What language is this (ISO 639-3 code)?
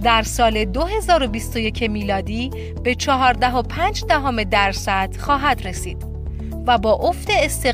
fas